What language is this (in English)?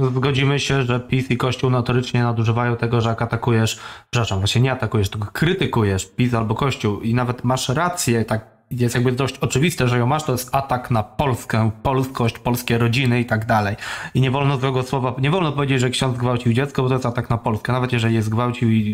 Polish